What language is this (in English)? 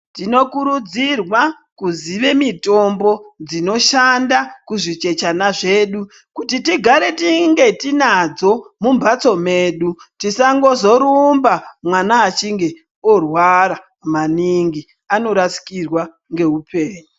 Ndau